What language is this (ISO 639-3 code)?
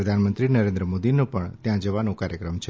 guj